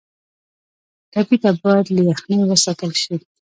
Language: Pashto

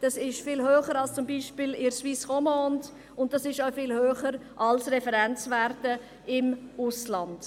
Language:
Swiss German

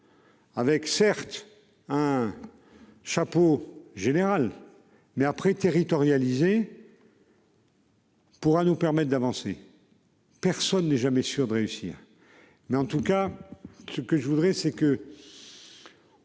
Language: French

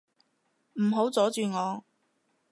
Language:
Cantonese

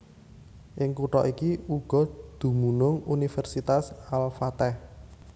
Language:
Javanese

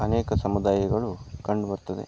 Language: Kannada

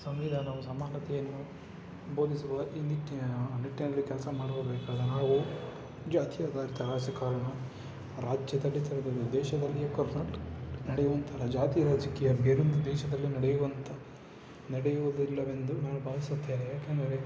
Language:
Kannada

